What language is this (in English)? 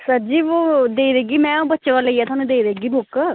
Dogri